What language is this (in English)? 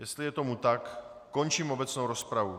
Czech